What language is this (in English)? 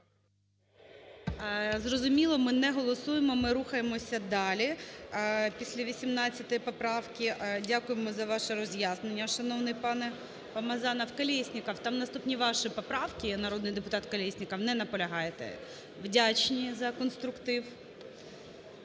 Ukrainian